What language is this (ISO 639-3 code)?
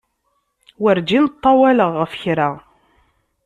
kab